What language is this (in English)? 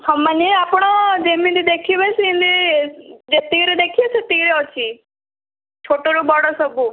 Odia